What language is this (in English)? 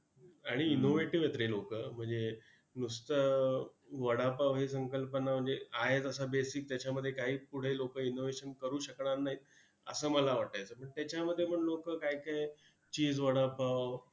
Marathi